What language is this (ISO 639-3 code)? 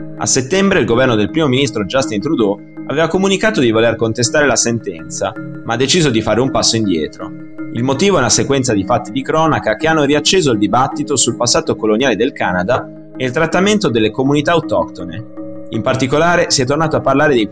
ita